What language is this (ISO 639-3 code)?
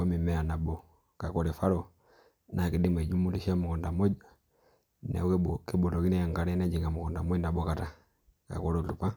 mas